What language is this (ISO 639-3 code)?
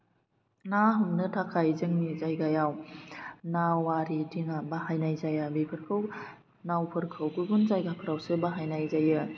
brx